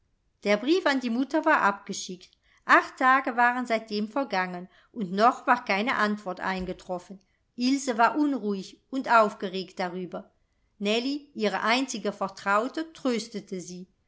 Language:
German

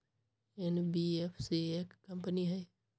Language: Magahi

